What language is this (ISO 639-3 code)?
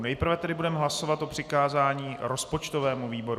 ces